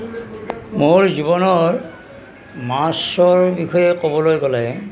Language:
Assamese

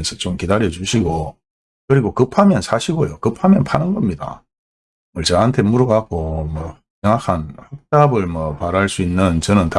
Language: Korean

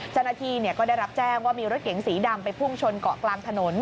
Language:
Thai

